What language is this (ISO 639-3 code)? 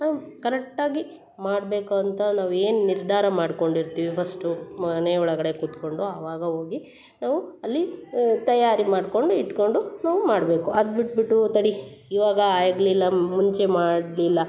kan